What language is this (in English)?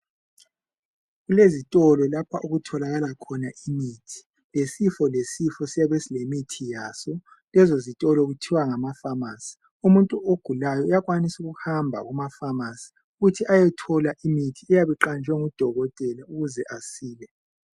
North Ndebele